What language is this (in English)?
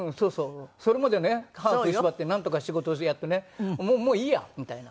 Japanese